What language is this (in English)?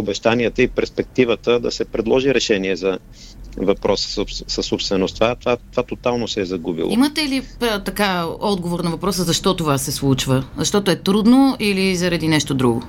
Bulgarian